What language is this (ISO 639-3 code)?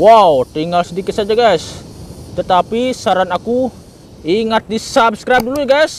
ind